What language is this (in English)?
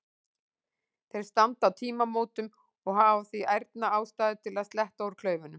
Icelandic